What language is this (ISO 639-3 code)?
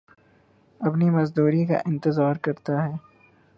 urd